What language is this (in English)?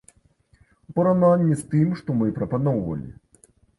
Belarusian